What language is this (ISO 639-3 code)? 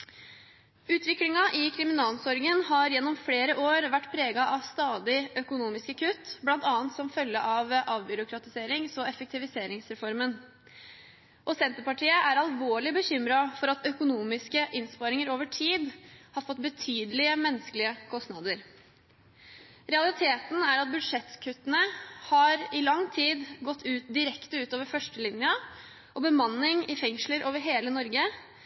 nob